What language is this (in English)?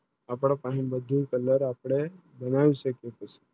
Gujarati